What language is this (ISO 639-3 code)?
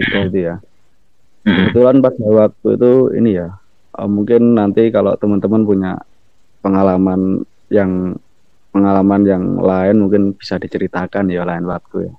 ind